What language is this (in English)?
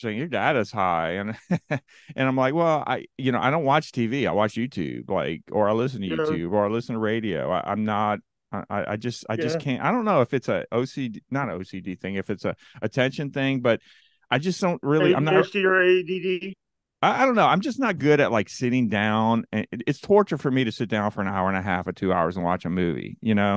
English